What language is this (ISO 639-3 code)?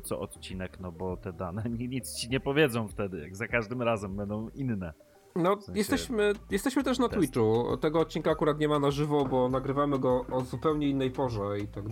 pol